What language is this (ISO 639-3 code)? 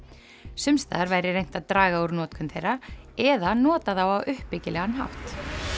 isl